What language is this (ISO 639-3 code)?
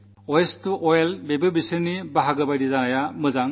mal